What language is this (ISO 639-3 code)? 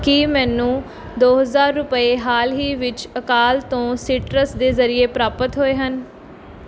pan